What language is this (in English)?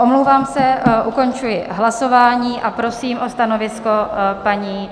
Czech